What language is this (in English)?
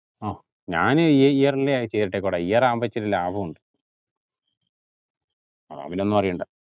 Malayalam